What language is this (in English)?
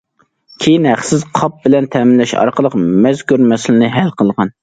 Uyghur